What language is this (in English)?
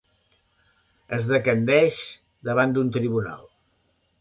Catalan